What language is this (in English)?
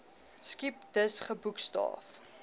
Afrikaans